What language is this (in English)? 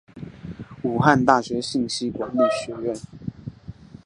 Chinese